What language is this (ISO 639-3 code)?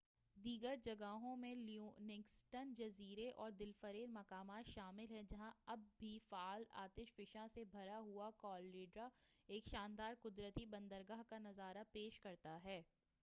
urd